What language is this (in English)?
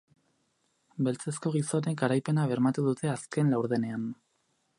Basque